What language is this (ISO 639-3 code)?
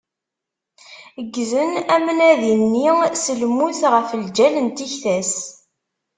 kab